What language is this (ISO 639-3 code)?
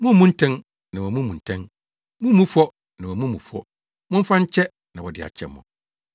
aka